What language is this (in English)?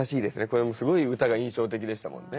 Japanese